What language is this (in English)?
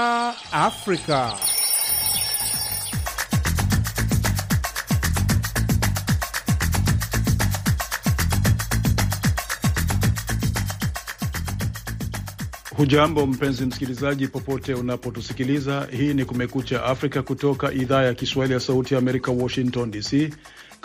Swahili